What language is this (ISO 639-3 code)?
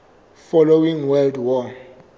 sot